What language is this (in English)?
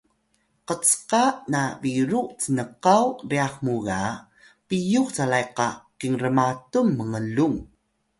Atayal